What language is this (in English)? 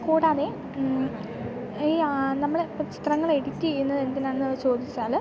Malayalam